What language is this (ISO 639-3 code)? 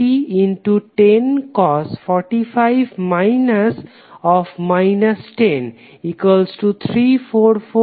ben